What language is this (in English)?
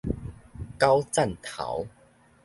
Min Nan Chinese